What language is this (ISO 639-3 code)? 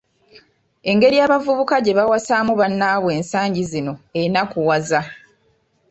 lug